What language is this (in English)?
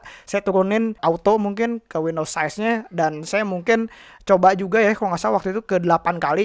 Indonesian